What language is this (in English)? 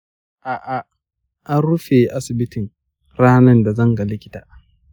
Hausa